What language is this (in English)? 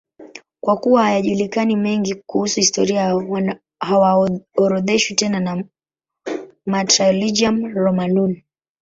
Swahili